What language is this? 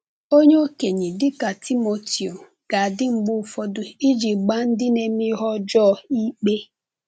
Igbo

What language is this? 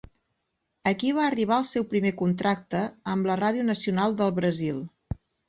Catalan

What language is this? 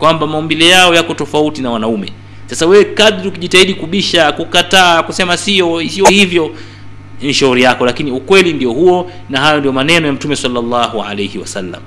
Swahili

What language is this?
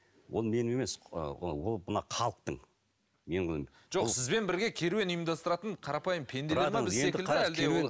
Kazakh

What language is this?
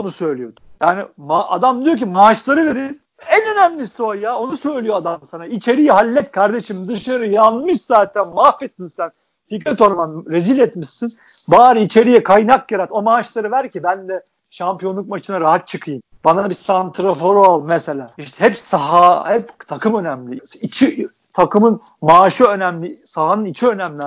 Turkish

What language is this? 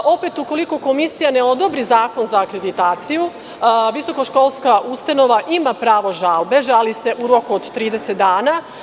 Serbian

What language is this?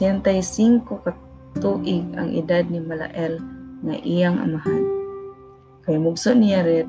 Filipino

